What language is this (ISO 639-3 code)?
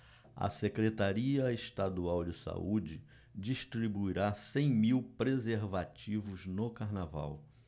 por